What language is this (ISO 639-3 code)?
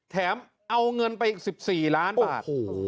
tha